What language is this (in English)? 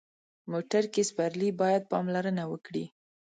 Pashto